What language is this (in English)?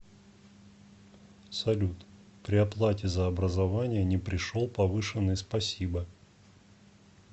Russian